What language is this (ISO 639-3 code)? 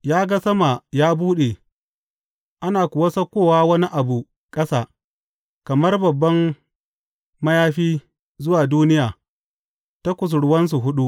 hau